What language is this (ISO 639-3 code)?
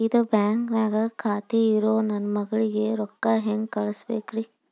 kan